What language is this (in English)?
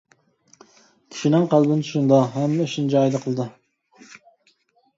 Uyghur